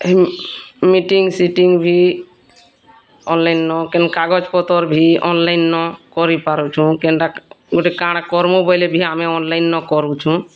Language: Odia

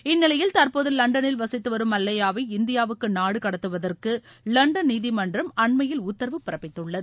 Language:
Tamil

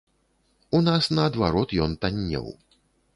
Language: Belarusian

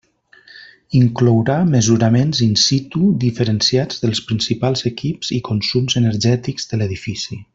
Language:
Catalan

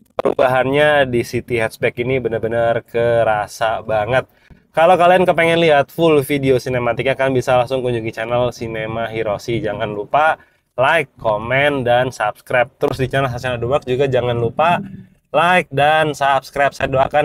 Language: Indonesian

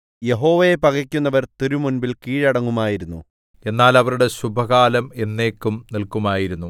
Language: Malayalam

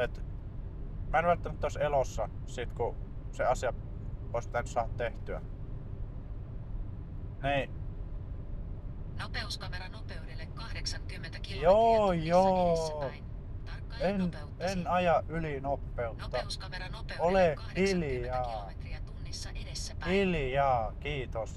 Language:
Finnish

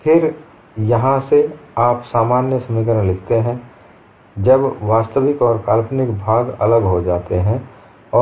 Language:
Hindi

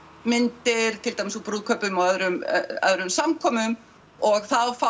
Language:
Icelandic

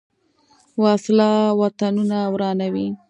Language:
Pashto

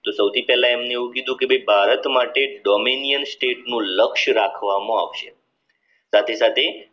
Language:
Gujarati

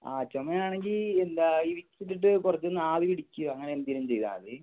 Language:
Malayalam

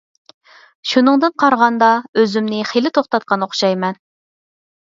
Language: Uyghur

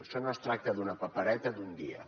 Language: Catalan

